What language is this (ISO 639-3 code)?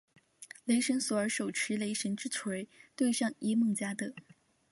zho